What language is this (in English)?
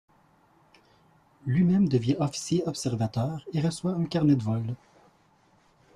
French